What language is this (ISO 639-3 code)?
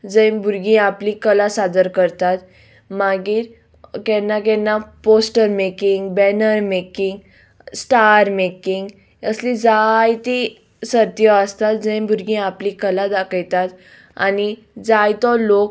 kok